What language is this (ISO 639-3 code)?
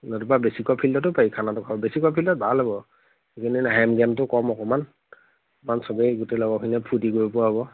asm